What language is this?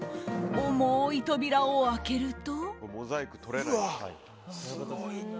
Japanese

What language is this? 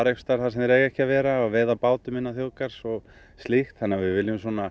Icelandic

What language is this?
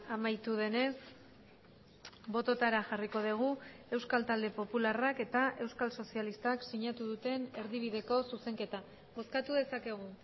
Basque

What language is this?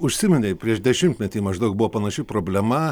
Lithuanian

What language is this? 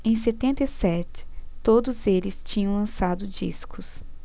Portuguese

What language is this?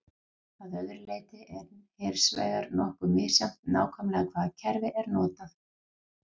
Icelandic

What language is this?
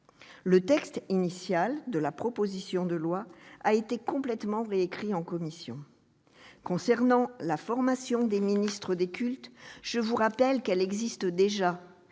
French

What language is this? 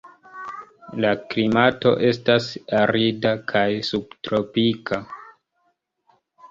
Esperanto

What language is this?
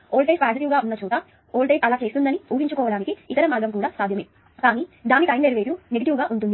Telugu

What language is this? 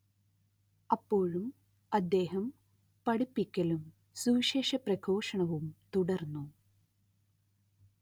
Malayalam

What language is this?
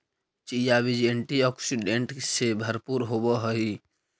Magahi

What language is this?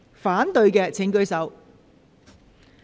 Cantonese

